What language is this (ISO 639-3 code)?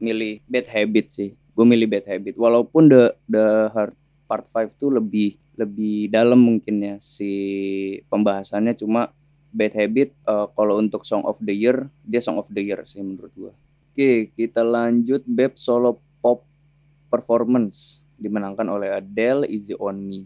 ind